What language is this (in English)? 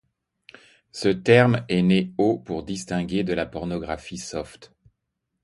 French